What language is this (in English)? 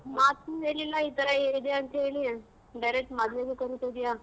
Kannada